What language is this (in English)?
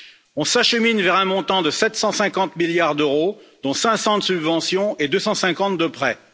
French